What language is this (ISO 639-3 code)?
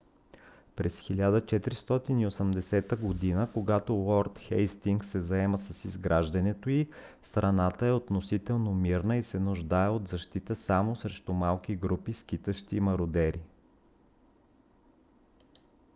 bul